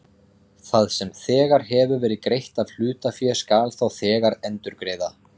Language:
Icelandic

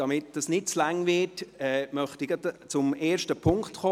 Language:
Swiss German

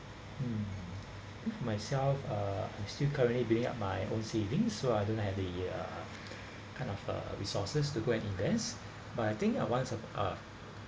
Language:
English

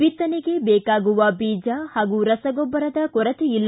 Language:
Kannada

